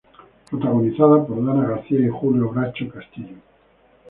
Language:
Spanish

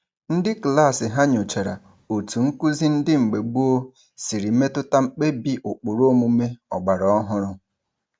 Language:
Igbo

